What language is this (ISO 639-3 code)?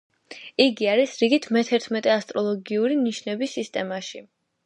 kat